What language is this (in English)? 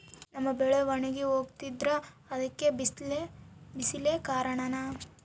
Kannada